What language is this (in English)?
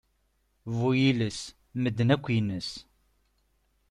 Kabyle